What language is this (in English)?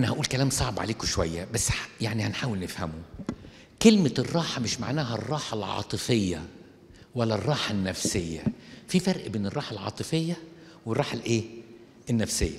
Arabic